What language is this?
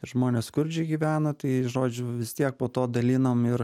Lithuanian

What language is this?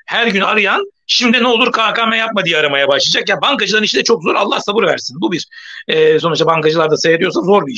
Turkish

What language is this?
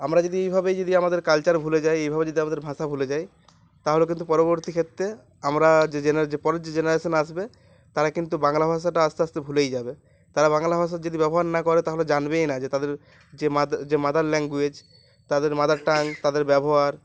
Bangla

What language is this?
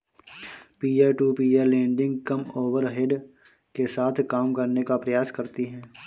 Hindi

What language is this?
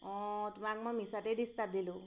Assamese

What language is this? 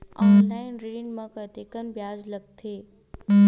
Chhattisgarhi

